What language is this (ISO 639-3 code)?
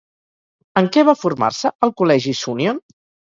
cat